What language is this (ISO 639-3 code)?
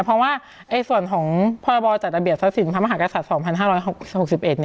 tha